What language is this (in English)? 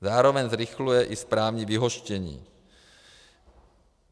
Czech